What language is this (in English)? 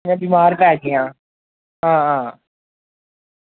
Dogri